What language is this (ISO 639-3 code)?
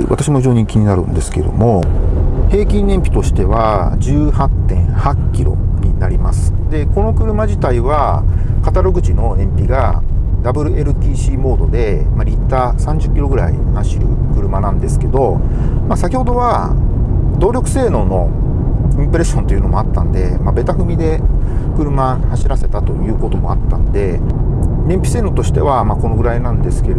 jpn